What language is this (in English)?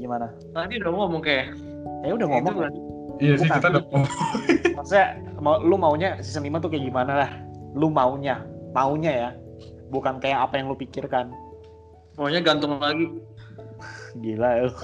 Indonesian